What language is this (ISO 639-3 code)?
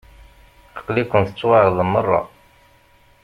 kab